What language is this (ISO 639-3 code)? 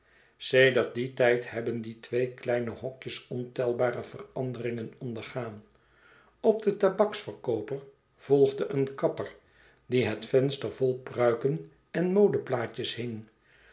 nld